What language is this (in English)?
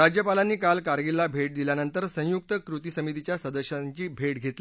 Marathi